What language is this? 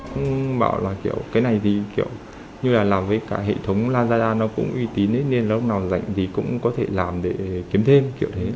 Vietnamese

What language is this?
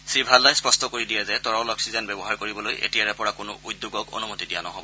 Assamese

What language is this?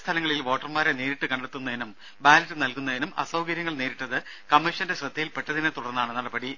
Malayalam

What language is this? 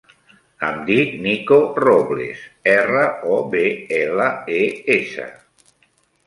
Catalan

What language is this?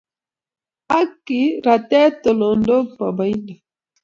Kalenjin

